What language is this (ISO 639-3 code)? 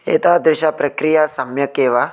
san